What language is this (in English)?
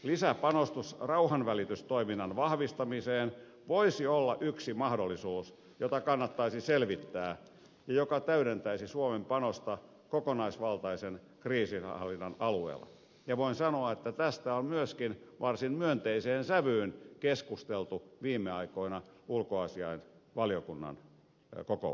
Finnish